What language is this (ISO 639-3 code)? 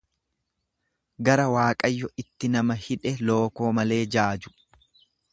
orm